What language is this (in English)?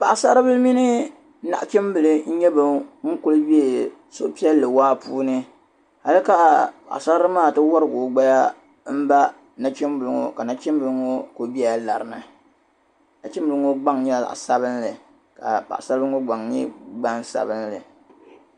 Dagbani